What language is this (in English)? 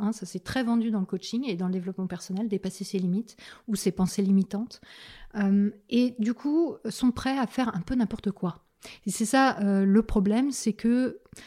French